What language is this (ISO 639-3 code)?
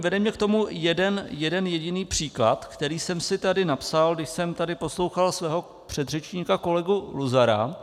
ces